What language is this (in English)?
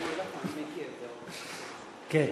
Hebrew